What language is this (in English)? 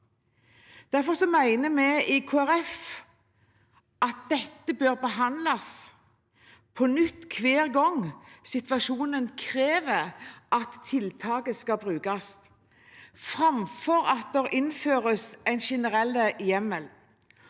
Norwegian